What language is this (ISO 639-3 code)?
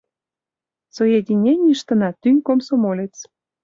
chm